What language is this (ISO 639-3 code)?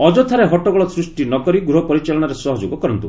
ori